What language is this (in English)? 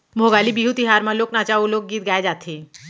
Chhattisgarhi